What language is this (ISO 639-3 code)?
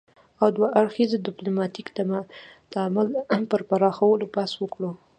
pus